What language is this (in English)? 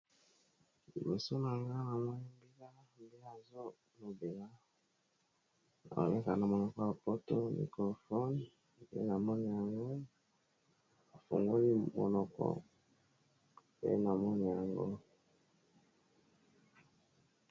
Lingala